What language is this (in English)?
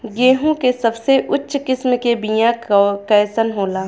Bhojpuri